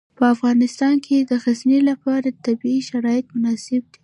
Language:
Pashto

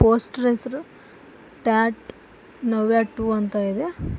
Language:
Kannada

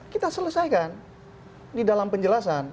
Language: Indonesian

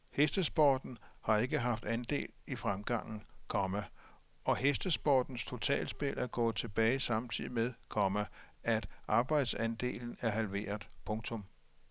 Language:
Danish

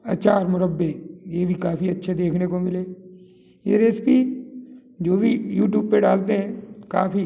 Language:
Hindi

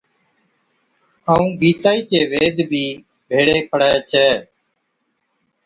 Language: Od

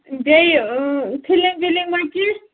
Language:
Kashmiri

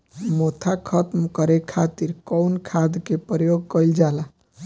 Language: Bhojpuri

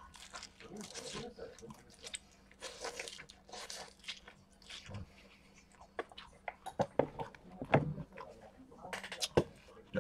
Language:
Japanese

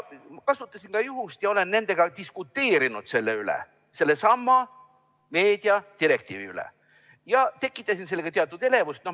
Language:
Estonian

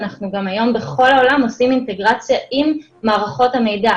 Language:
Hebrew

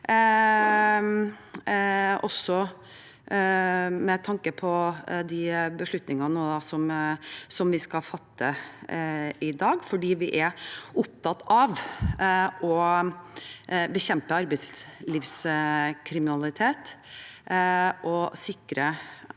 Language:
Norwegian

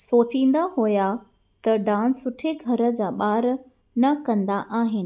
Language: Sindhi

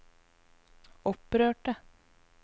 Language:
Norwegian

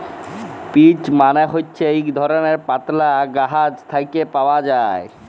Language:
Bangla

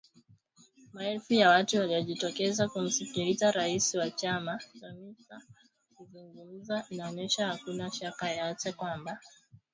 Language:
Swahili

